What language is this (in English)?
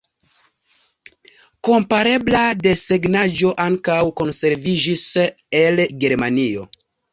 Esperanto